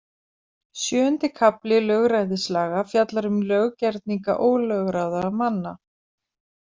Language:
Icelandic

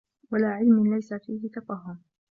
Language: Arabic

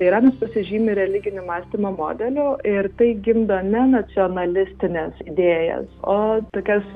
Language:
Lithuanian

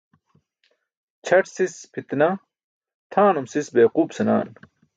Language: Burushaski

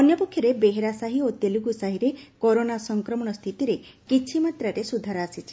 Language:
Odia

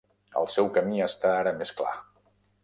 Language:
Catalan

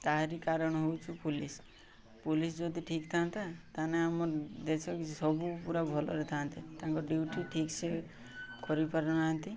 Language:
Odia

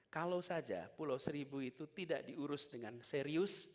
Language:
Indonesian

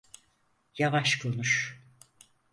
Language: Turkish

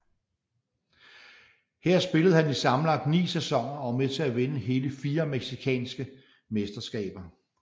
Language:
Danish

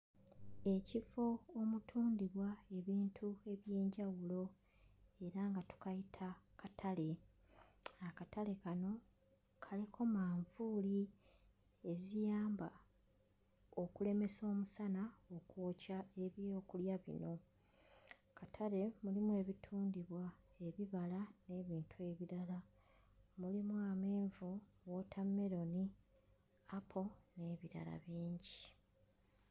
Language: Ganda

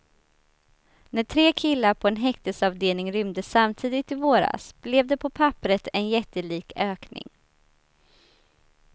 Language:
Swedish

